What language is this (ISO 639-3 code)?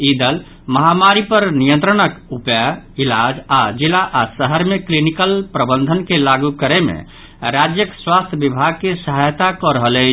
mai